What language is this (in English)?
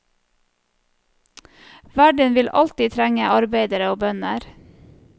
Norwegian